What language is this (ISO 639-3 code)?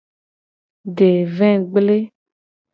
gej